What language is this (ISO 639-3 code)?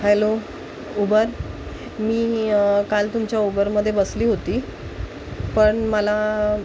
mar